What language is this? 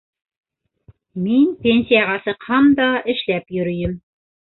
Bashkir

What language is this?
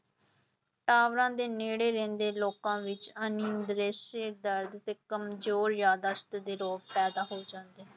Punjabi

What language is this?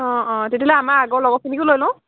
Assamese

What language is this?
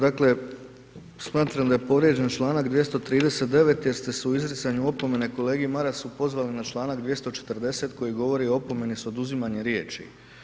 Croatian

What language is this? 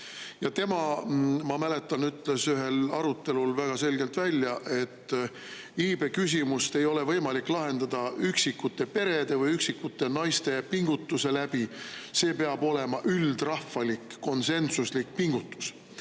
Estonian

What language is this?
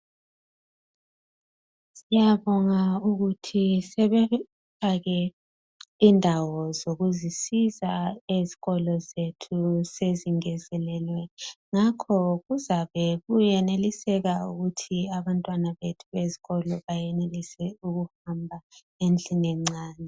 North Ndebele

